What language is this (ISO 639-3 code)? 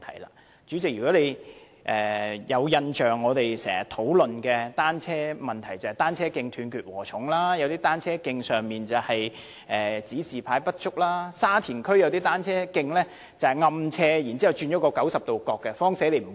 yue